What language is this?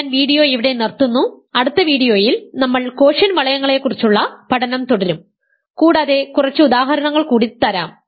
Malayalam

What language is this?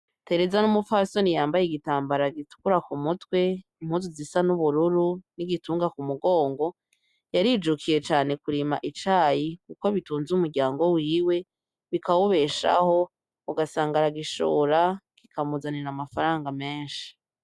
Rundi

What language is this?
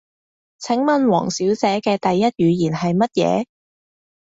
Cantonese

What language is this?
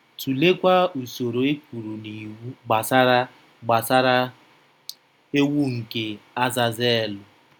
Igbo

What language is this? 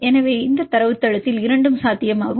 Tamil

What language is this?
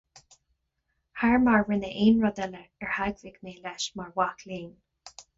Irish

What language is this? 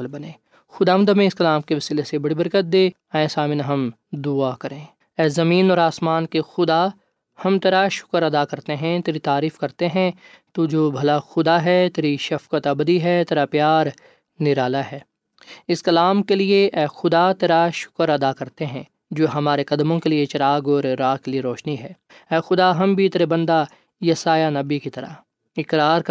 Urdu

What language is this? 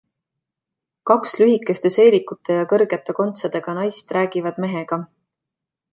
Estonian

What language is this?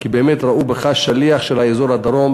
Hebrew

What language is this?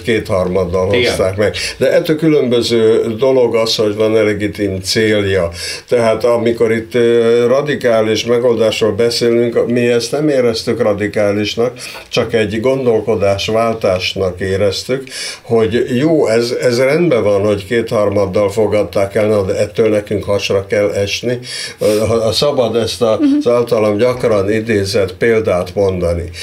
Hungarian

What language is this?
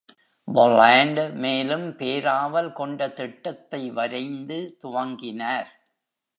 Tamil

